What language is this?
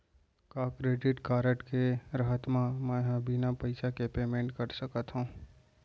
Chhattisgarhi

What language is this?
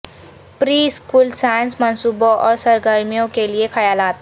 Urdu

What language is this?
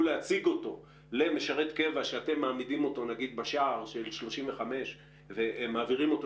Hebrew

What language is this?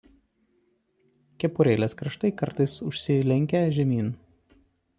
Lithuanian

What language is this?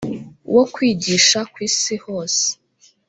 Kinyarwanda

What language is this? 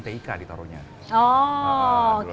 Indonesian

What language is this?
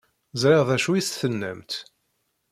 Kabyle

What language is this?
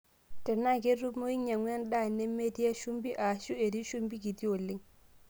Masai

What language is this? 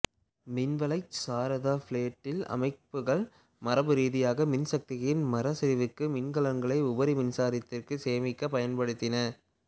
Tamil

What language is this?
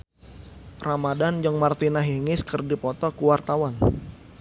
Sundanese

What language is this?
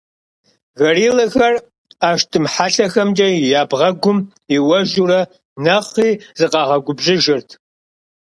Kabardian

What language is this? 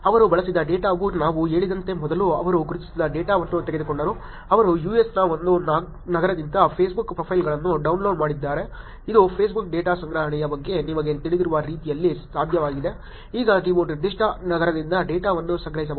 Kannada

